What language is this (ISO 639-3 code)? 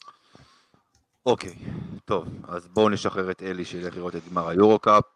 heb